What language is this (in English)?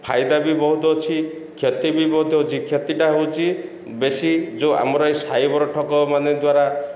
Odia